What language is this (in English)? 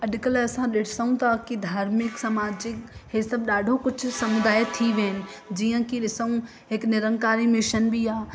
Sindhi